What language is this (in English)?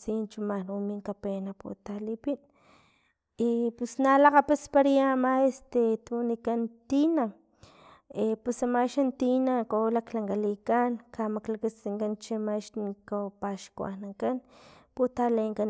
Filomena Mata-Coahuitlán Totonac